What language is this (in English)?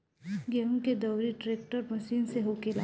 Bhojpuri